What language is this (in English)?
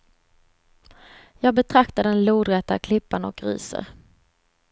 Swedish